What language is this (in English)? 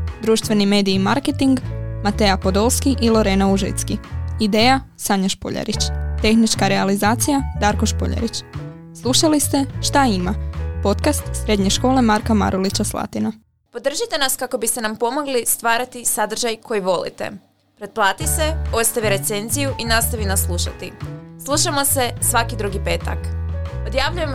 Croatian